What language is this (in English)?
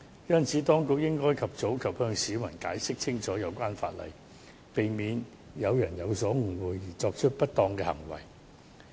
Cantonese